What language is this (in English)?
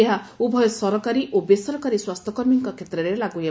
Odia